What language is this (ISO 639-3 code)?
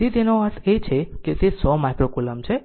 guj